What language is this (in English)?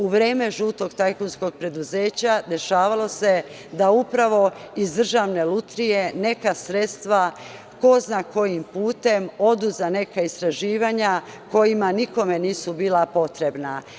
Serbian